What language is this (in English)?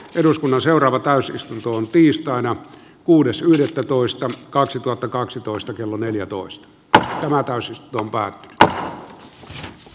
Finnish